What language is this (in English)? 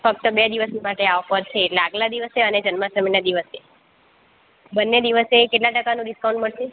Gujarati